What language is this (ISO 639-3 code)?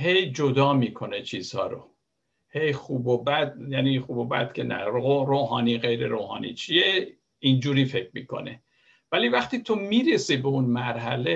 fas